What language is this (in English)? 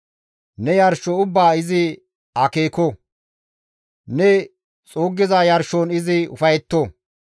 Gamo